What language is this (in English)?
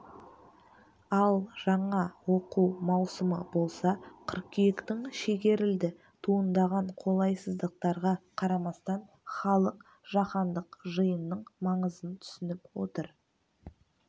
Kazakh